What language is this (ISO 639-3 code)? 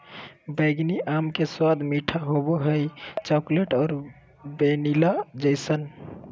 mag